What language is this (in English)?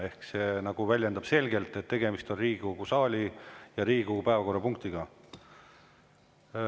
Estonian